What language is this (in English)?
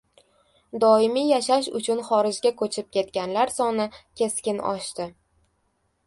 Uzbek